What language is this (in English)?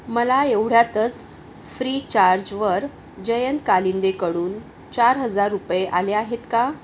Marathi